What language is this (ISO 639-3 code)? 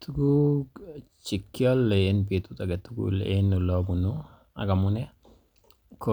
kln